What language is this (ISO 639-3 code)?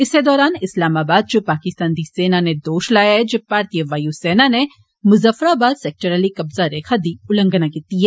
doi